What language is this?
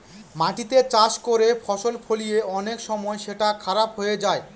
Bangla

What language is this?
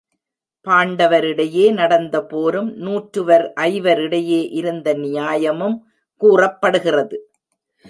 Tamil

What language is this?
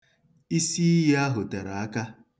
Igbo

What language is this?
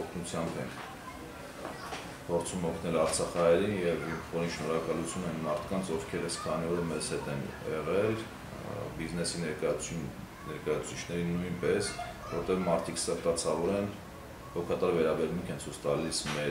Turkish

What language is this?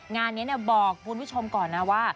Thai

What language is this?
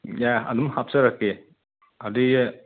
Manipuri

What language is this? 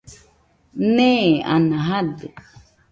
Nüpode Huitoto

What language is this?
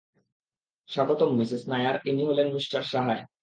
Bangla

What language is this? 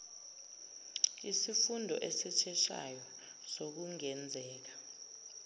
Zulu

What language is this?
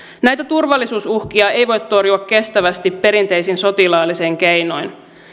Finnish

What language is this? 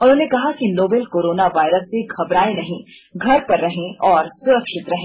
Hindi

